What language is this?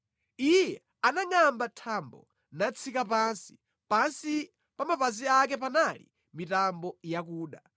Nyanja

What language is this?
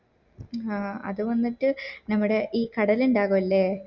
Malayalam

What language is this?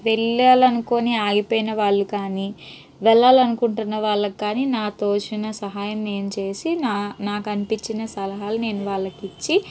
Telugu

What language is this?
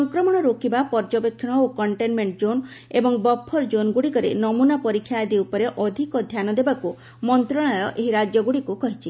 Odia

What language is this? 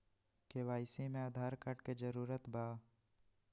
Magahi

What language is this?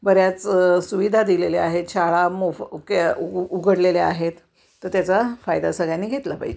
Marathi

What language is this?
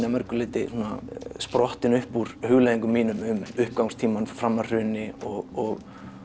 Icelandic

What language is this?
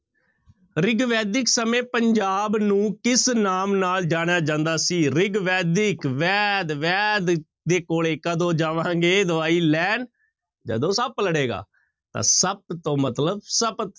Punjabi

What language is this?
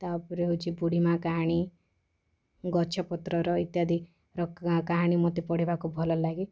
Odia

